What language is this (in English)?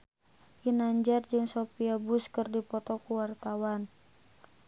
Sundanese